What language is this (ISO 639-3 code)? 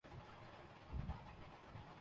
urd